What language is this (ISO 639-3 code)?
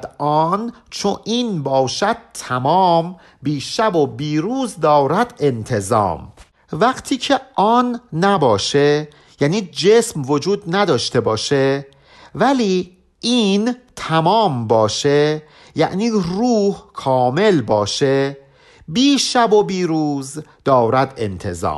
fas